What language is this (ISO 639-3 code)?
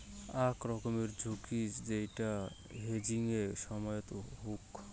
ben